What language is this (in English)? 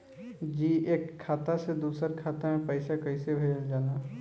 Bhojpuri